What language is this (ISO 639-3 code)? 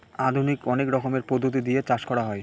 ben